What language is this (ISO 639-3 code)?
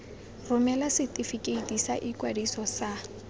tsn